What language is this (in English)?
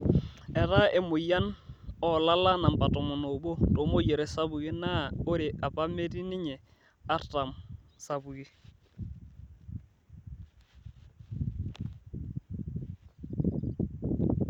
Masai